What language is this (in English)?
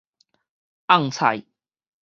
Min Nan Chinese